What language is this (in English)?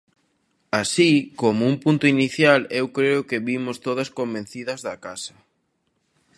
Galician